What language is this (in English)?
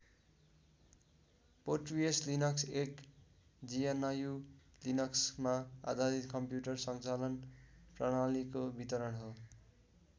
Nepali